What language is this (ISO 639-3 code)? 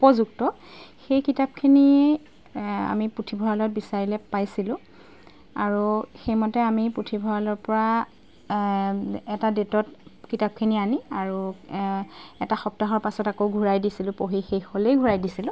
asm